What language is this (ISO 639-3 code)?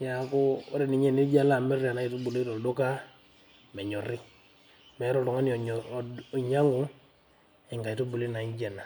mas